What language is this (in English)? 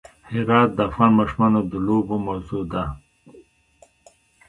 Pashto